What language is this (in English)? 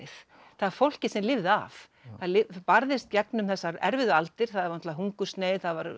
Icelandic